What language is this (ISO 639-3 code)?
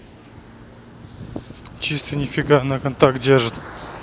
rus